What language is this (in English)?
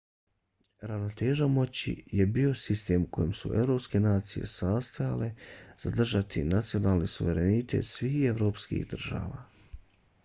Bosnian